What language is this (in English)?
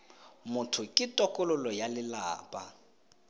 Tswana